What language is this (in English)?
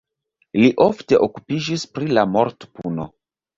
Esperanto